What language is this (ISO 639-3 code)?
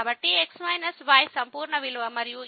tel